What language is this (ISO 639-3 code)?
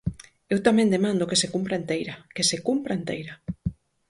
glg